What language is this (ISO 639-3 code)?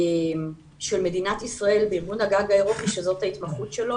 heb